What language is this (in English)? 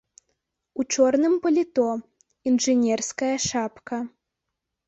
Belarusian